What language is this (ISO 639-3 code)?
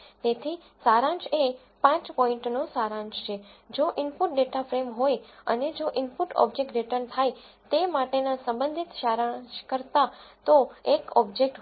guj